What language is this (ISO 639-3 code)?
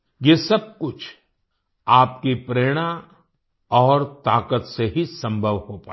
hin